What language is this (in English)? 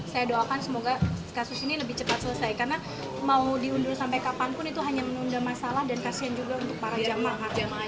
Indonesian